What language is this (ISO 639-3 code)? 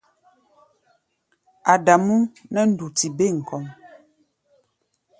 gba